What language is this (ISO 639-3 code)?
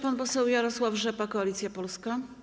pol